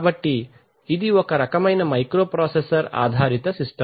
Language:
Telugu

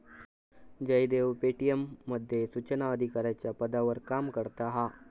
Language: Marathi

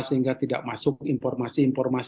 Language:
Indonesian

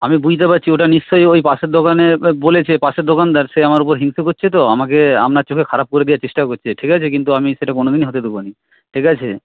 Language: Bangla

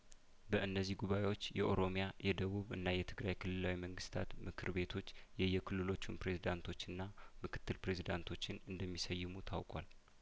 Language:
Amharic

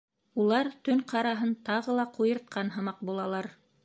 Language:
Bashkir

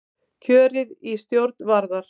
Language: Icelandic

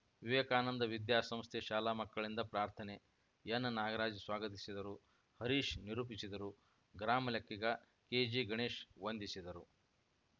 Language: Kannada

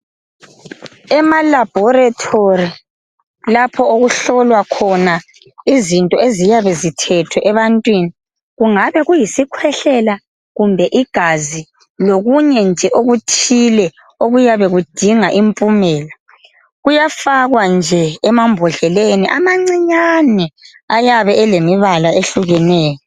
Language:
North Ndebele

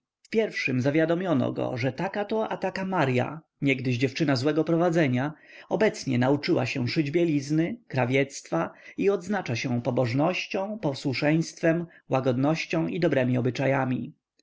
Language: Polish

